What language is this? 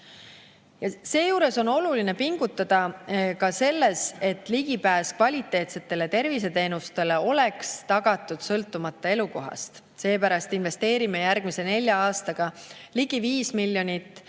Estonian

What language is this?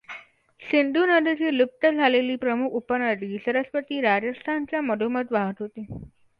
Marathi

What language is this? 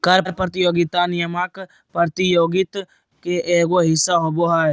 Magahi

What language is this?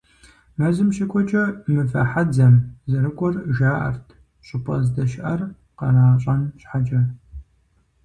Kabardian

